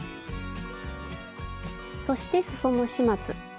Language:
Japanese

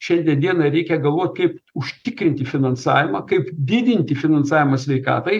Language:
Lithuanian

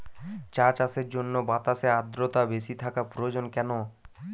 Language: Bangla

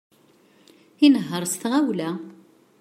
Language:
Kabyle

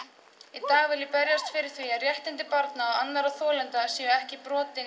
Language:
Icelandic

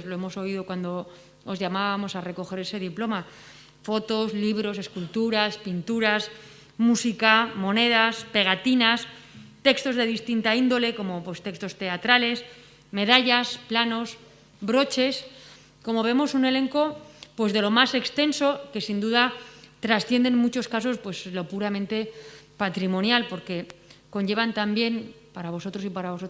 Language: Spanish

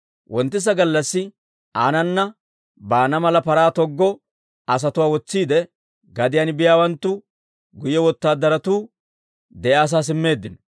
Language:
Dawro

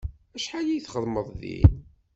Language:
Kabyle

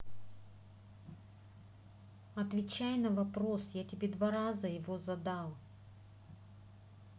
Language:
Russian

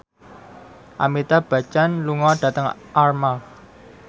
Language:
Javanese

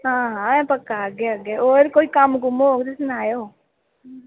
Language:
Dogri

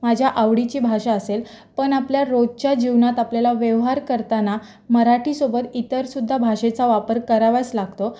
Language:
Marathi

